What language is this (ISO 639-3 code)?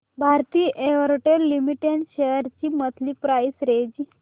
mar